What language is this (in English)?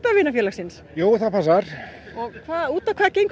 Icelandic